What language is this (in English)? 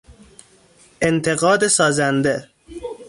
Persian